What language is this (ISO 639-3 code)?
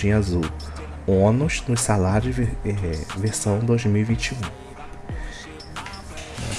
por